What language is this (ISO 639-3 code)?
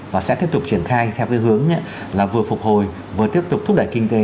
vie